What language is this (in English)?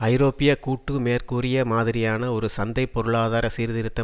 Tamil